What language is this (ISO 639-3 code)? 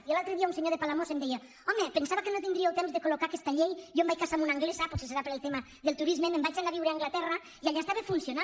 cat